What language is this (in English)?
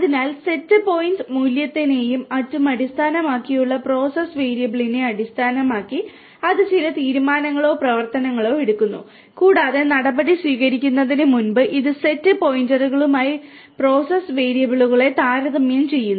Malayalam